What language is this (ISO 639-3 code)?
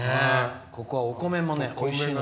jpn